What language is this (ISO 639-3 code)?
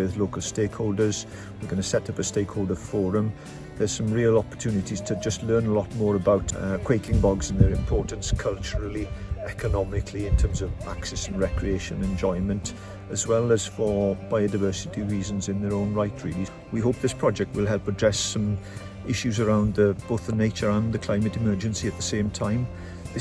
cym